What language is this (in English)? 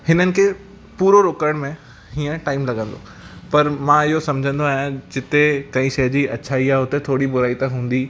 Sindhi